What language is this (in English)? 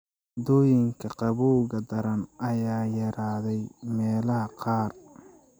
Somali